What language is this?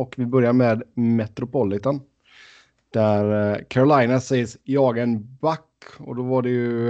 Swedish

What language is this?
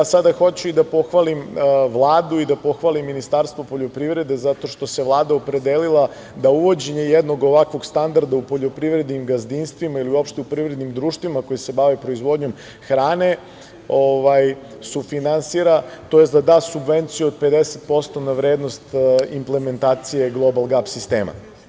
Serbian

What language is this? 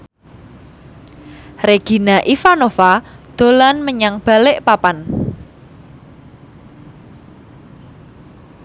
Javanese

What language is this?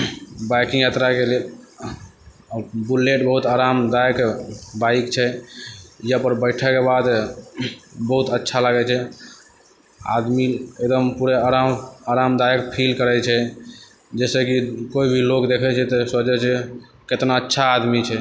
Maithili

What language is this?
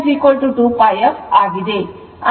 Kannada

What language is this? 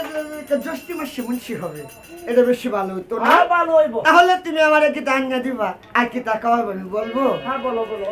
Thai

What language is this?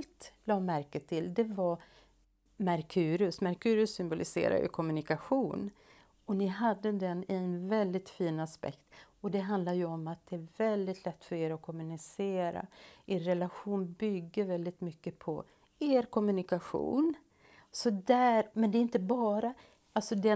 Swedish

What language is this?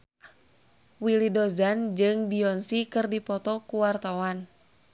Sundanese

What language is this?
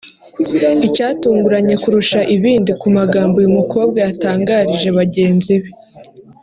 Kinyarwanda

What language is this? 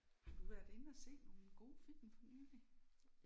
Danish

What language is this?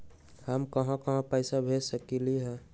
Magahi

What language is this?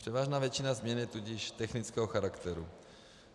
Czech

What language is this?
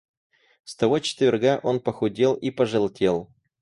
Russian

